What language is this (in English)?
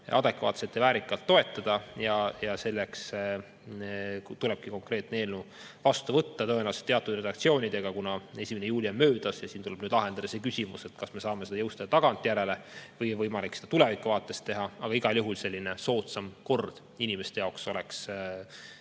Estonian